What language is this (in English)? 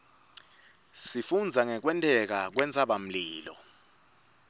Swati